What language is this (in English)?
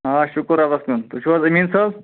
Kashmiri